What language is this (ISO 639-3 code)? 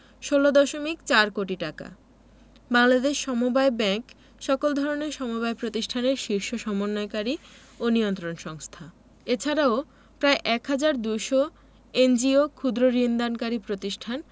ben